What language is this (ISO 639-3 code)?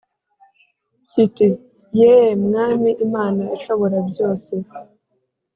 kin